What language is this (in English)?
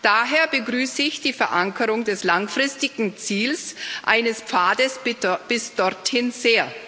German